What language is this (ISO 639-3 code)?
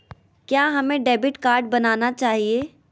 mag